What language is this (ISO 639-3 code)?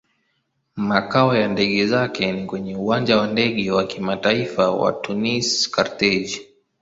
swa